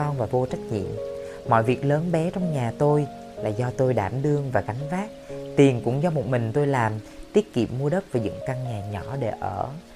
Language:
Vietnamese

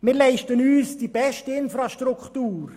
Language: Swiss German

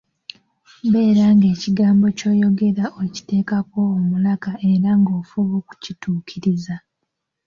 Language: Ganda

